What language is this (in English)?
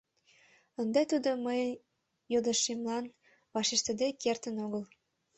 Mari